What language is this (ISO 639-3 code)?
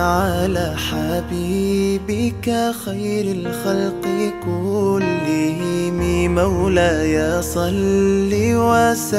ara